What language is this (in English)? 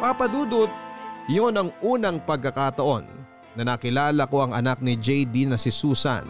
Filipino